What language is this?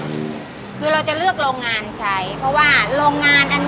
Thai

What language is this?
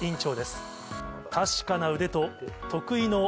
Japanese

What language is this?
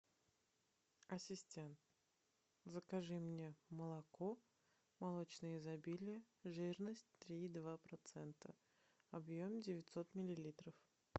Russian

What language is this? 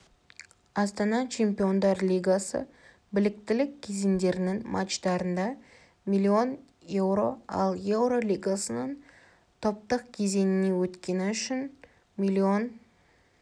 Kazakh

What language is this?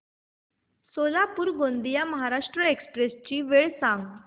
Marathi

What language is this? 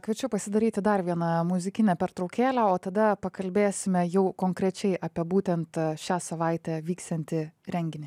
Lithuanian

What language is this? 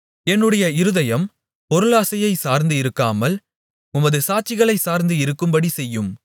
Tamil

